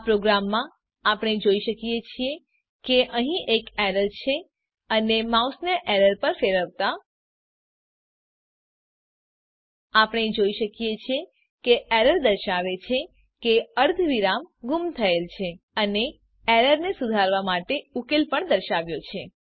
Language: Gujarati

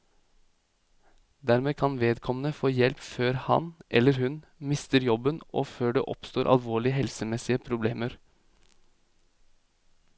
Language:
Norwegian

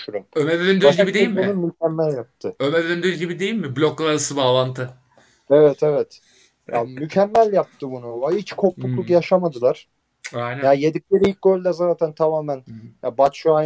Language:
Turkish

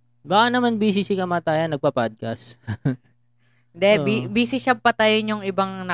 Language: Filipino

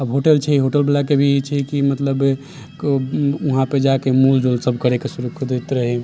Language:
Maithili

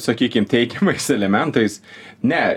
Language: Lithuanian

